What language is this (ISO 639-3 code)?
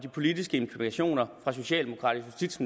dan